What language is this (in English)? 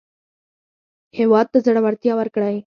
Pashto